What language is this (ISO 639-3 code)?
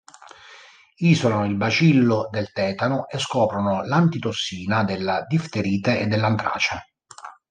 ita